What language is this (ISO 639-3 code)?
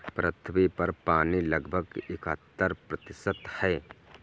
hin